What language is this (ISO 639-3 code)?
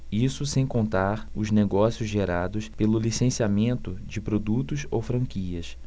por